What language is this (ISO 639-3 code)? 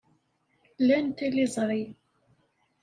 kab